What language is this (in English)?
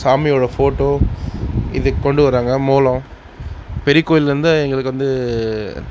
Tamil